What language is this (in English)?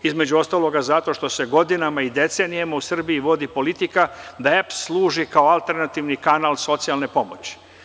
Serbian